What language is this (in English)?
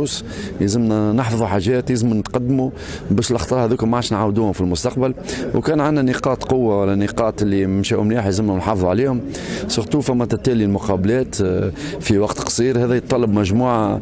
Arabic